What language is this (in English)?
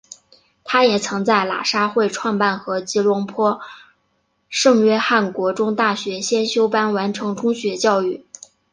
Chinese